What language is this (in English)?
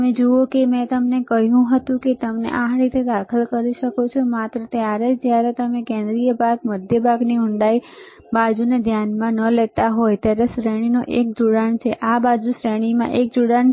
Gujarati